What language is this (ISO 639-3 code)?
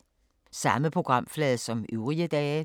dan